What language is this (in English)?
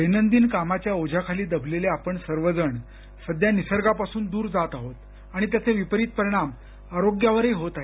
Marathi